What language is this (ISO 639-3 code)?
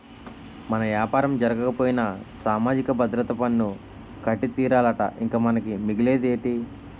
tel